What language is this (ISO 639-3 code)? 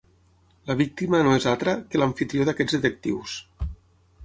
cat